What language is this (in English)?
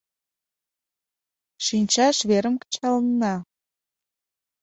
Mari